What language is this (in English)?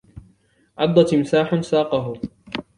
Arabic